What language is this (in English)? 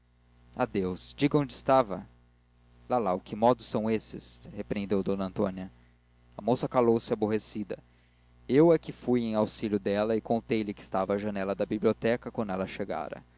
Portuguese